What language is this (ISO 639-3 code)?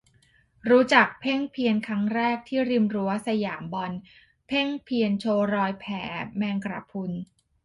tha